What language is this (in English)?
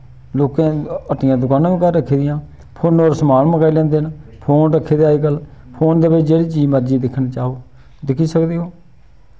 Dogri